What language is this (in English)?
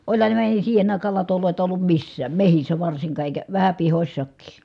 Finnish